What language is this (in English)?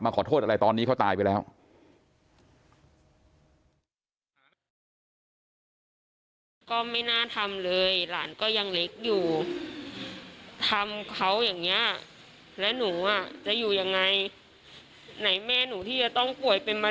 Thai